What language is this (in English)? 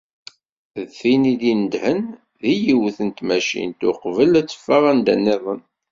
Kabyle